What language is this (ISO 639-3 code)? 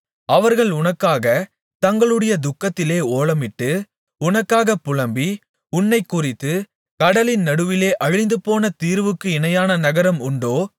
tam